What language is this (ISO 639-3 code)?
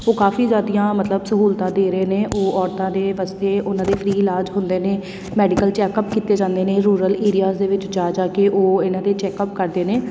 pan